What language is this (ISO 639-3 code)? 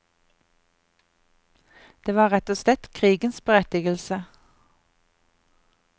nor